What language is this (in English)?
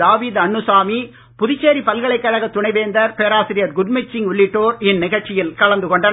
Tamil